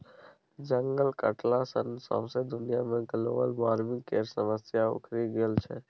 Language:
Maithili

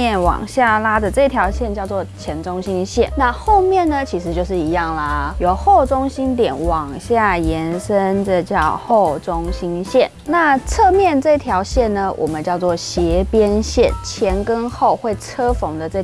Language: Chinese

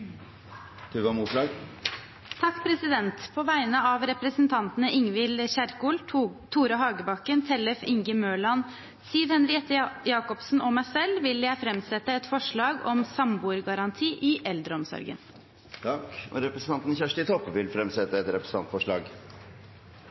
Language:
Norwegian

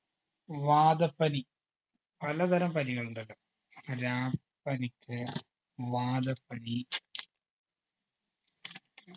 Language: Malayalam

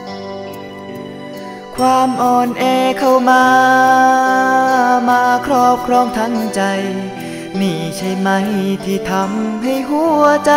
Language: Thai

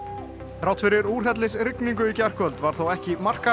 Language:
Icelandic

